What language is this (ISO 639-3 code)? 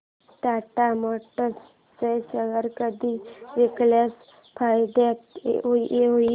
mar